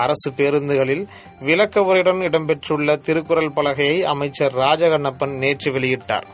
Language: Tamil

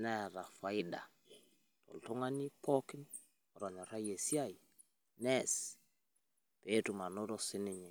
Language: Masai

